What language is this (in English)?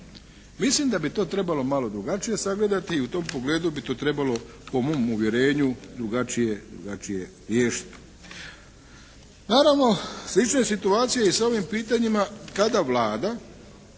Croatian